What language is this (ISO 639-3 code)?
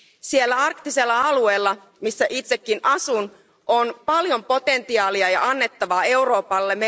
fin